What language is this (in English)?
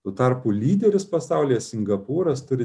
Lithuanian